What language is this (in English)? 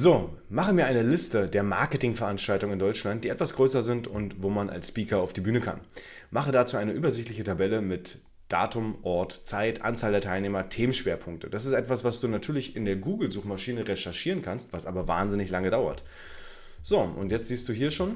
German